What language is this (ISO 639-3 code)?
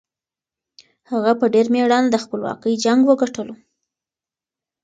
pus